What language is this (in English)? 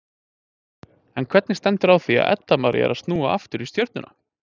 Icelandic